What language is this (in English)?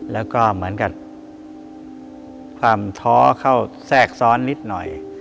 Thai